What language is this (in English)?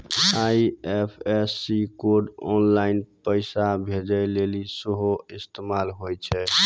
Maithili